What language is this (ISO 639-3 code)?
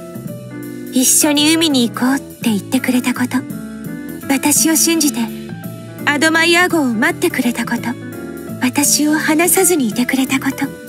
jpn